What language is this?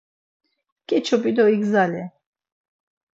Laz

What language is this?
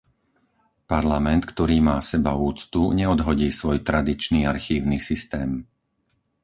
Slovak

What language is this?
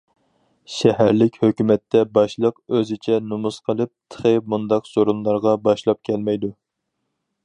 Uyghur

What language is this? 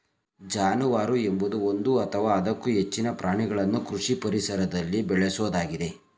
Kannada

